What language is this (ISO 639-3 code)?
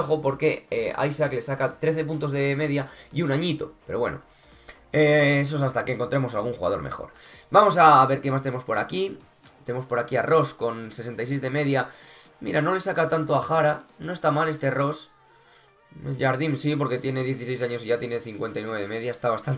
spa